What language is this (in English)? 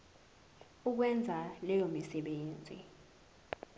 Zulu